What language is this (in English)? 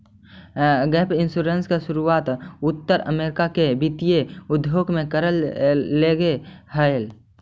Magahi